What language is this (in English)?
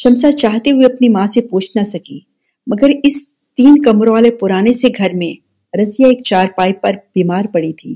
Urdu